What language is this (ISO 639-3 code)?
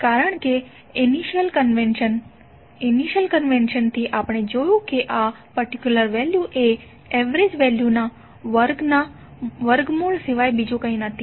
guj